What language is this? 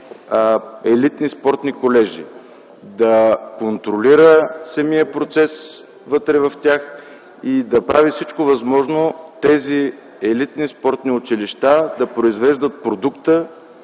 Bulgarian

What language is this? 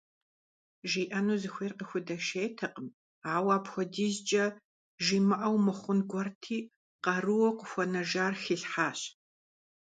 Kabardian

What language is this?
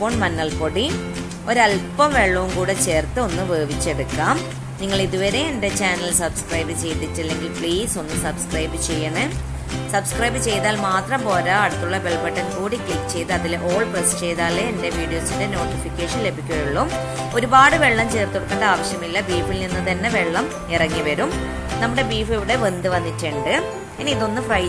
Hindi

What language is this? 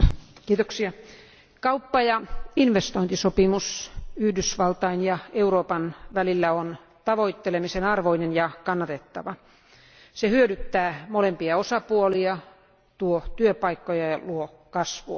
Finnish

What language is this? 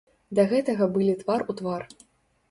Belarusian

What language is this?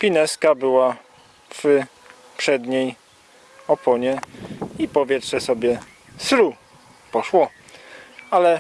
Polish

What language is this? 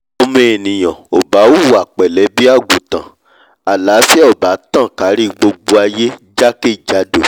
Yoruba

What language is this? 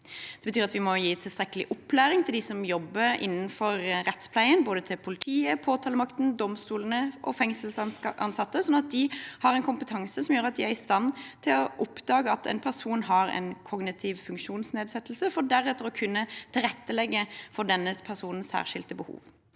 Norwegian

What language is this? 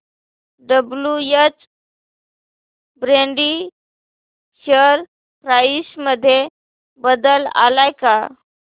Marathi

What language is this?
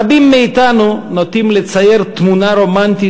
Hebrew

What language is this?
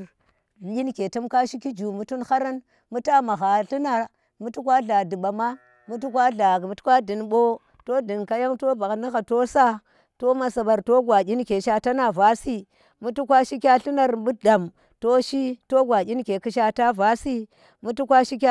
Tera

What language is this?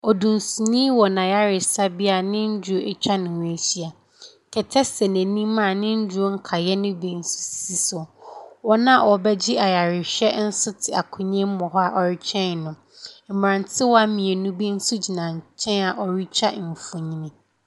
Akan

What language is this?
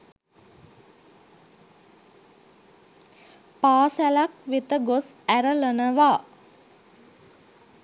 Sinhala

